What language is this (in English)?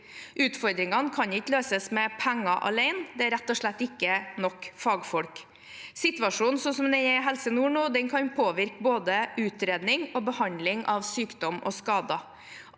Norwegian